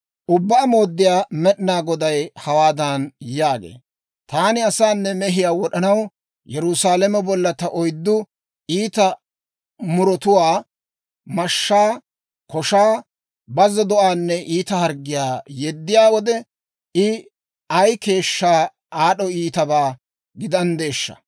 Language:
Dawro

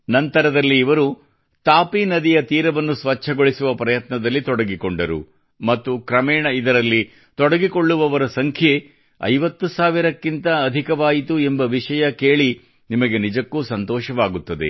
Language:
Kannada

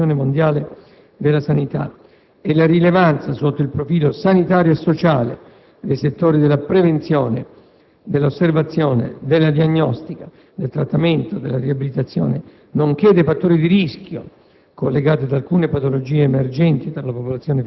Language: Italian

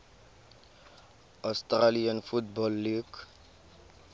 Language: Tswana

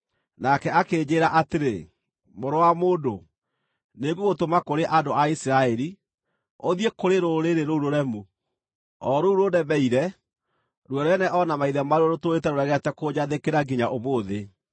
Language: Kikuyu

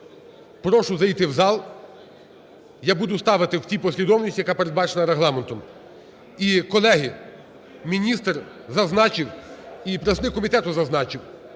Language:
Ukrainian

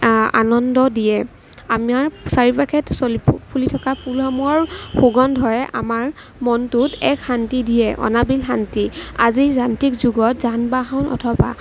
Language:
Assamese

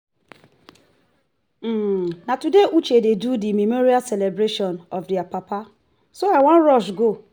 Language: Nigerian Pidgin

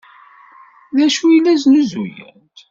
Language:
Kabyle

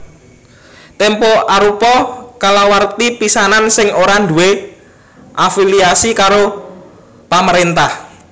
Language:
Javanese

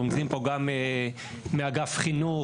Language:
Hebrew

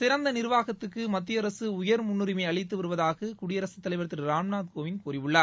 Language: Tamil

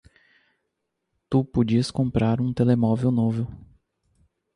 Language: Portuguese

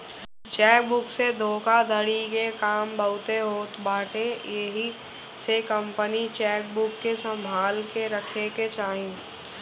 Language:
Bhojpuri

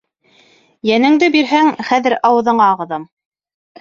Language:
Bashkir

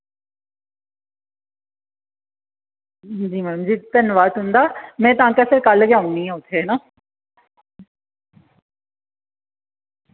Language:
Dogri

